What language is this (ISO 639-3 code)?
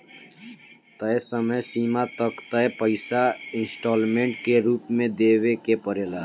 bho